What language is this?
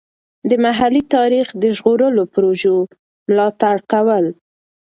Pashto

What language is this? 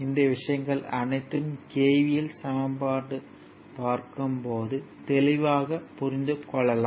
Tamil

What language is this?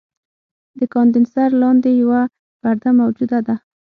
Pashto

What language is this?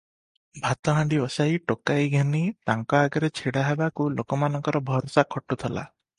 Odia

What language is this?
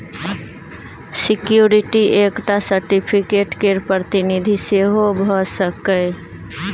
Maithili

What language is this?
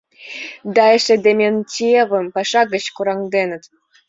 Mari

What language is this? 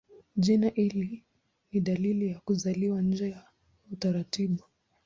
Swahili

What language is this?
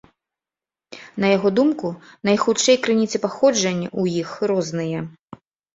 Belarusian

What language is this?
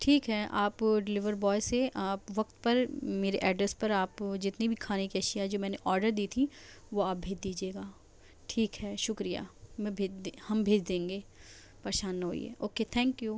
Urdu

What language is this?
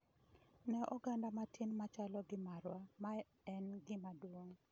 Luo (Kenya and Tanzania)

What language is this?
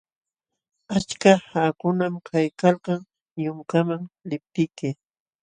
Jauja Wanca Quechua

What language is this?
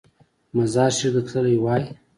Pashto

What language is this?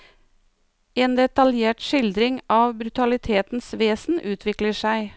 Norwegian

